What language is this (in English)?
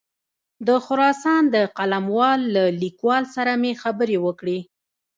Pashto